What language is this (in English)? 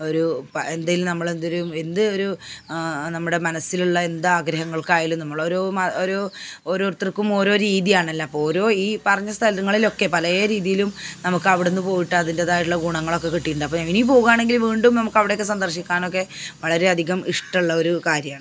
Malayalam